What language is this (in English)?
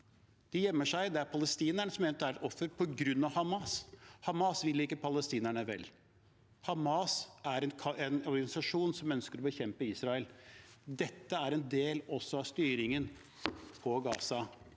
Norwegian